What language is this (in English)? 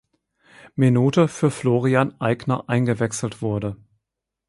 German